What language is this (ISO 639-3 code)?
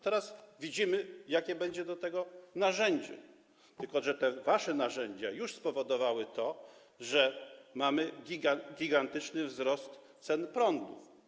pol